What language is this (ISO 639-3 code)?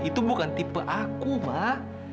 ind